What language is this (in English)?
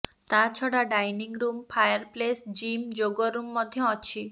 Odia